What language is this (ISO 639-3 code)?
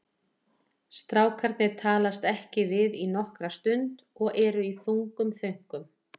isl